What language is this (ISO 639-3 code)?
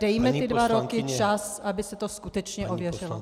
ces